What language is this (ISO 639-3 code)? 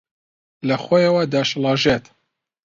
ckb